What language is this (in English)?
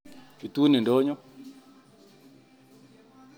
Kalenjin